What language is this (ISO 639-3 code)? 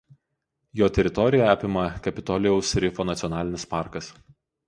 lit